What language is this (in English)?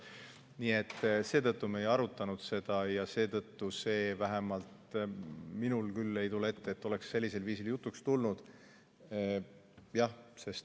Estonian